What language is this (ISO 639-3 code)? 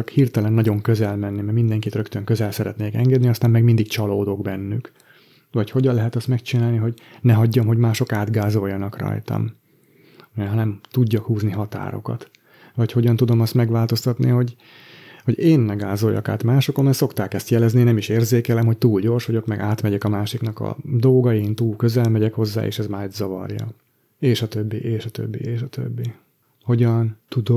hun